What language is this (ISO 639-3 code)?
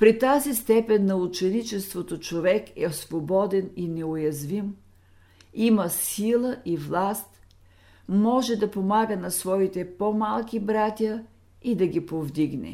bul